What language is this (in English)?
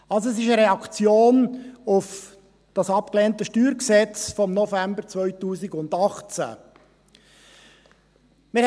Swiss German